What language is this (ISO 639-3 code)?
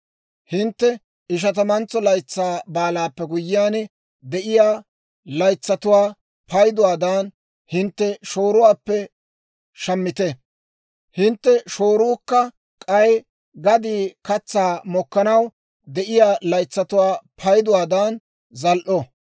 dwr